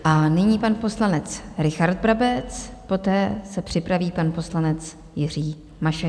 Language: Czech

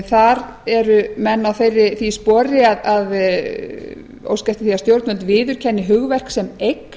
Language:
Icelandic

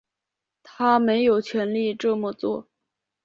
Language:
Chinese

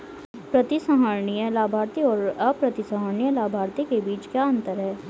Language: Hindi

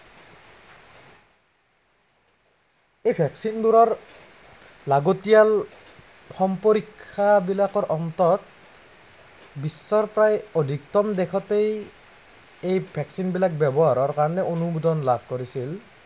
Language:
Assamese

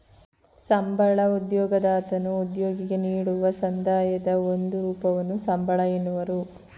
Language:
Kannada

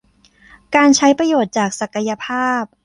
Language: Thai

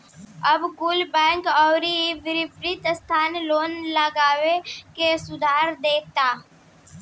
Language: Bhojpuri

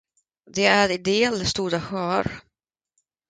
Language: Swedish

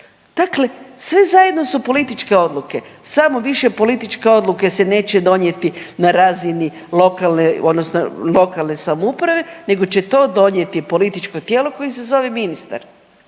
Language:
Croatian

